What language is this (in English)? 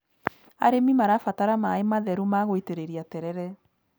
Kikuyu